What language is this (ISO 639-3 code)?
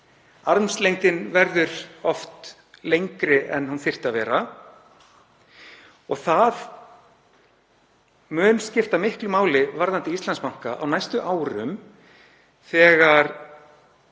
isl